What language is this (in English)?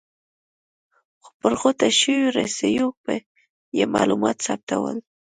Pashto